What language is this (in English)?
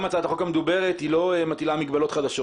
Hebrew